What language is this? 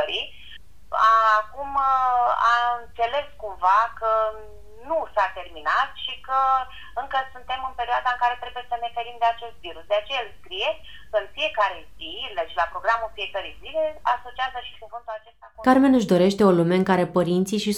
Romanian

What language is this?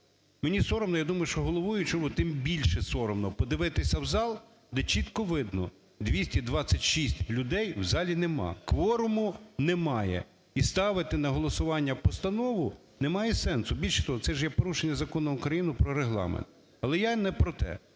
Ukrainian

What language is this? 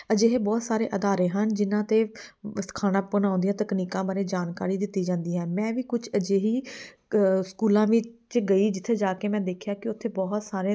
Punjabi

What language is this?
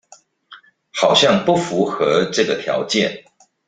Chinese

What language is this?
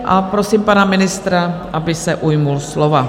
Czech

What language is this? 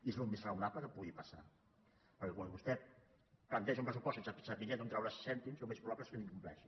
Catalan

